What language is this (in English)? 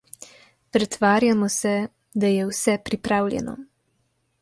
Slovenian